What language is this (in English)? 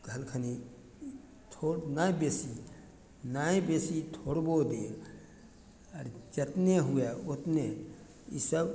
Maithili